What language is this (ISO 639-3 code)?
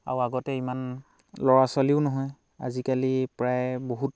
asm